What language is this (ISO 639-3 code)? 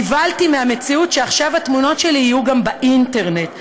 heb